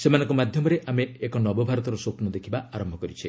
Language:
Odia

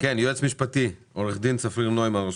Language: Hebrew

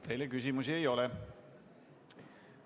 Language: Estonian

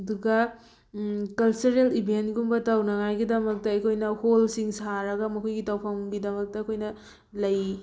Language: Manipuri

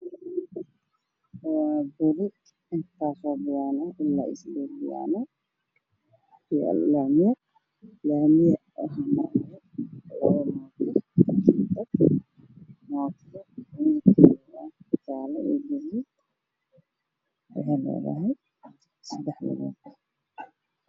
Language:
Somali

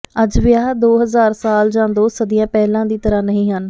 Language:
Punjabi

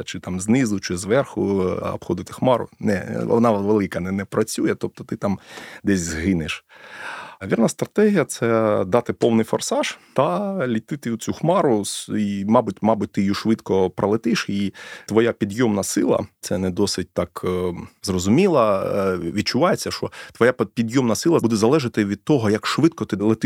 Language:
Ukrainian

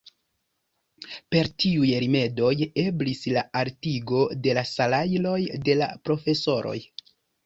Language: Esperanto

